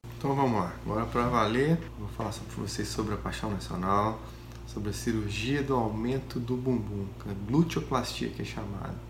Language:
Portuguese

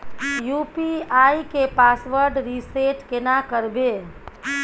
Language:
Maithili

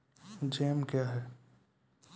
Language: Maithili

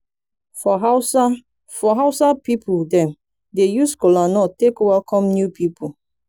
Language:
Nigerian Pidgin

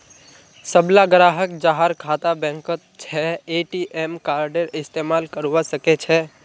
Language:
Magahi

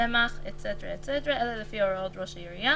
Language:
Hebrew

